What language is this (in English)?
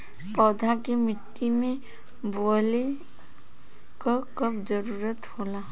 Bhojpuri